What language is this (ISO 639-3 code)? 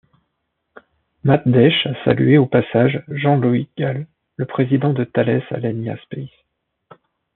fra